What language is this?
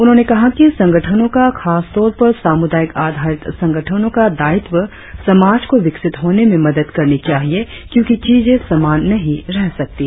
Hindi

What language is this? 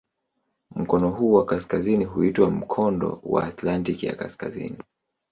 Swahili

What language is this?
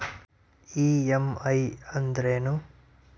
Kannada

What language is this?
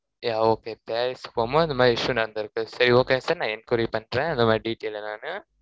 Tamil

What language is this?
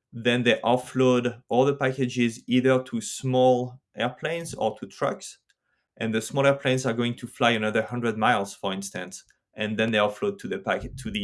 English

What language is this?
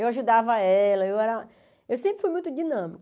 Portuguese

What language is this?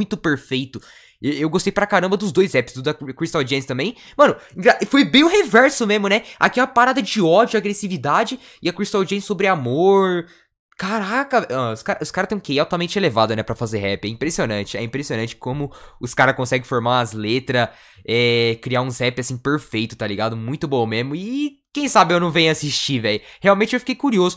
Portuguese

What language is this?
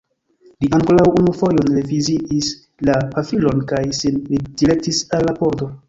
Esperanto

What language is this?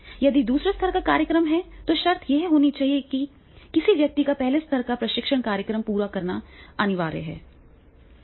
Hindi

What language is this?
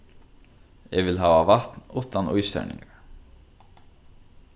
Faroese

